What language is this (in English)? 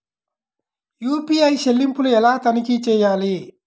Telugu